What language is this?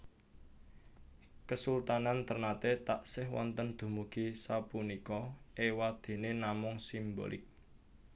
Javanese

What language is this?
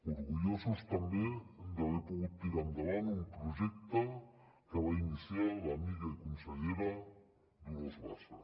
Catalan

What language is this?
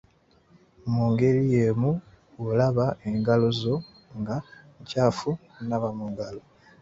Ganda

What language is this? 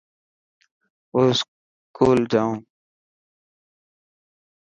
Dhatki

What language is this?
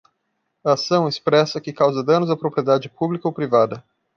Portuguese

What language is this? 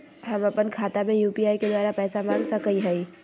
Magahi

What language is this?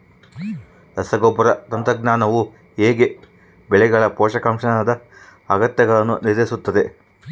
Kannada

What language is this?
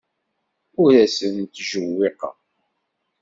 Kabyle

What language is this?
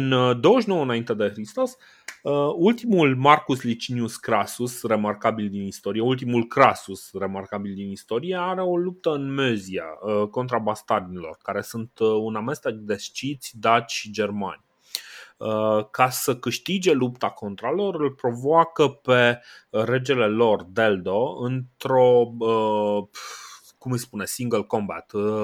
Romanian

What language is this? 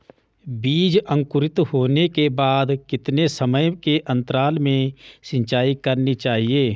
Hindi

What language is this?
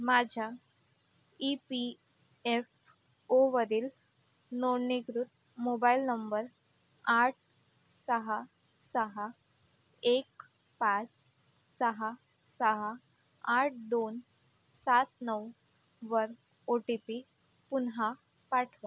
Marathi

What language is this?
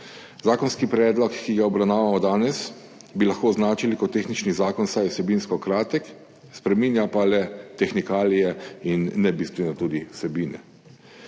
Slovenian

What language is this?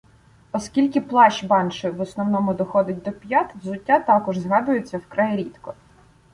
Ukrainian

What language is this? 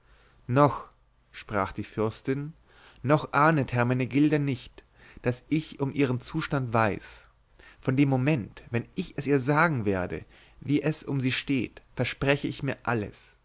German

